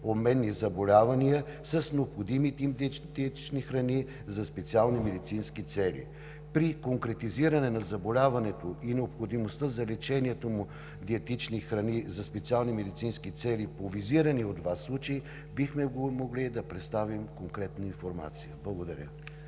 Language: Bulgarian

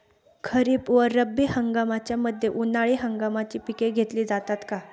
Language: Marathi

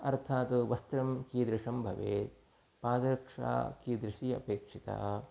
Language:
Sanskrit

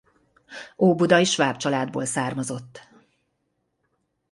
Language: Hungarian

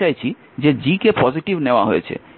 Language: Bangla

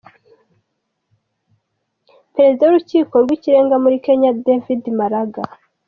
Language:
Kinyarwanda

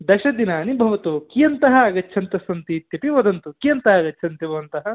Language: Sanskrit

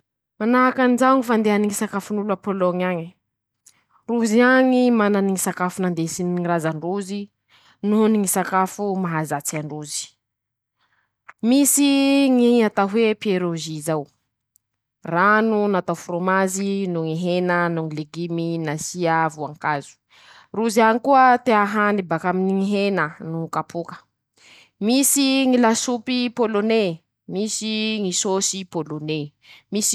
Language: Masikoro Malagasy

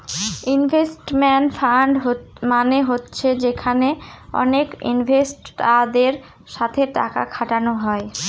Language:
Bangla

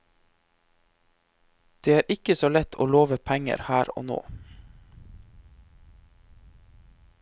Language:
Norwegian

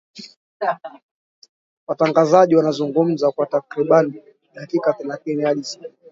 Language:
Swahili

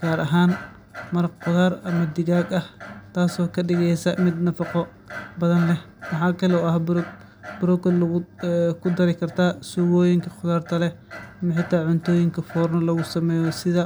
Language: Somali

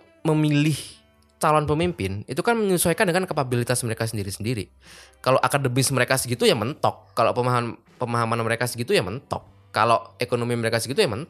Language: Indonesian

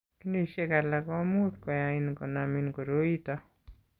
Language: Kalenjin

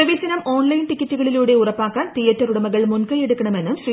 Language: Malayalam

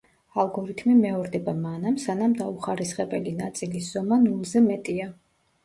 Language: Georgian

